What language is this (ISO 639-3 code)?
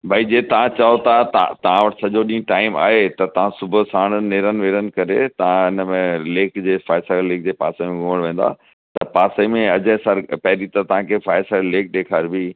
snd